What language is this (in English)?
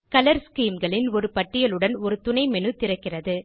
Tamil